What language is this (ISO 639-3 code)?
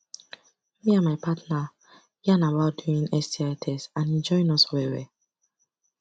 pcm